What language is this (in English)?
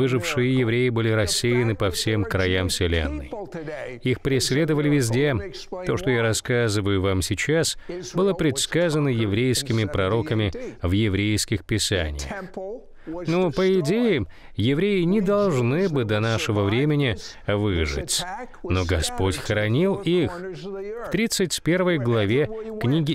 Russian